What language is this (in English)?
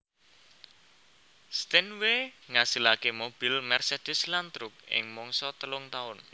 Javanese